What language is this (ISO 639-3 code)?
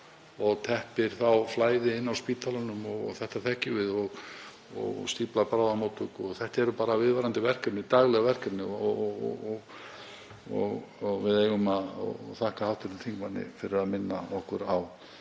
isl